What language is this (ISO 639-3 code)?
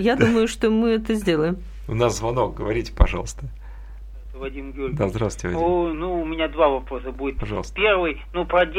rus